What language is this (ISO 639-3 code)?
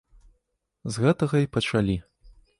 bel